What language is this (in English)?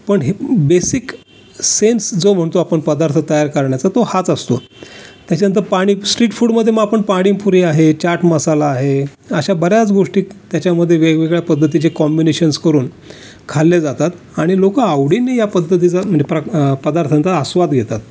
Marathi